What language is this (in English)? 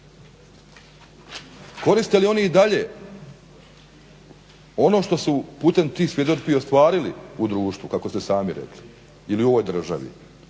Croatian